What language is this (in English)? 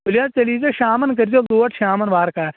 Kashmiri